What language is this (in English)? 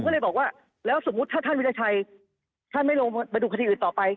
Thai